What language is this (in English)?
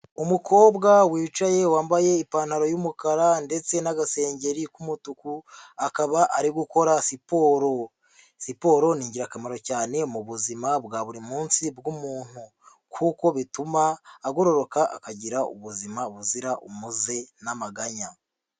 Kinyarwanda